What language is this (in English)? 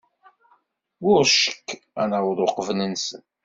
Kabyle